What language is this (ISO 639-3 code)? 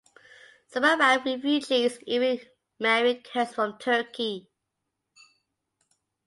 eng